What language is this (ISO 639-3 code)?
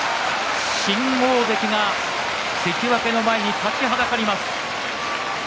jpn